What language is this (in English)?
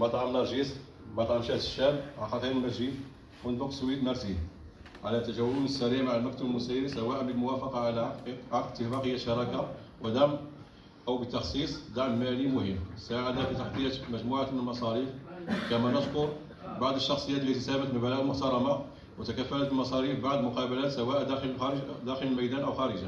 Arabic